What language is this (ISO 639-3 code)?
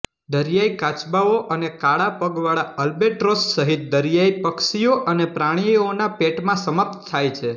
guj